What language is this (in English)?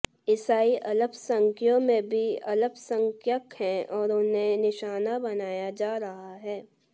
Hindi